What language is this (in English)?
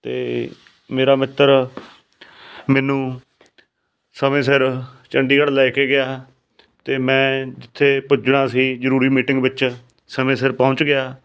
Punjabi